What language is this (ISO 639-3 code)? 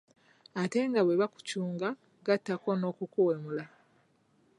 lug